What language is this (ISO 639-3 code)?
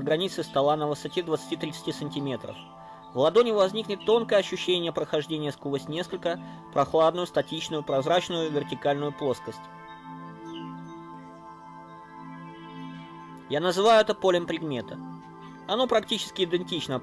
rus